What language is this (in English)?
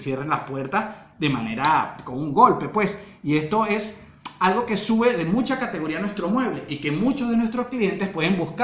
Spanish